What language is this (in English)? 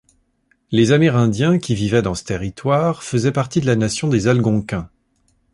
French